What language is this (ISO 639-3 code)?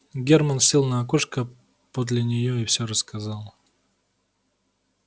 rus